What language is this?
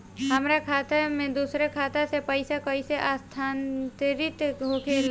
Bhojpuri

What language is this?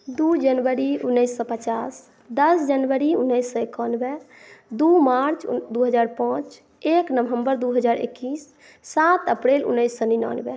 Maithili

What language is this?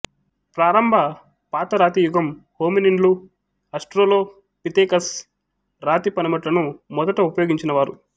Telugu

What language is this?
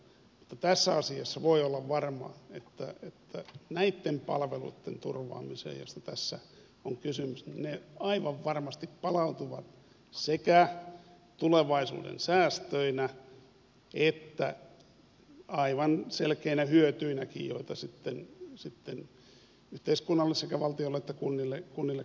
Finnish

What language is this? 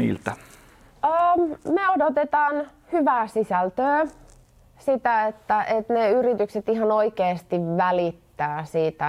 Finnish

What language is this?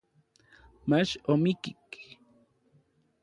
Orizaba Nahuatl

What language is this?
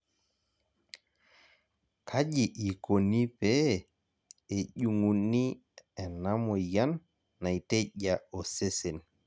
Masai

